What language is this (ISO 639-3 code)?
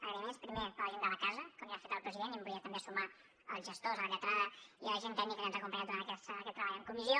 cat